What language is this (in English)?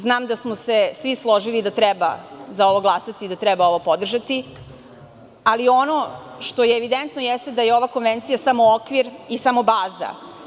Serbian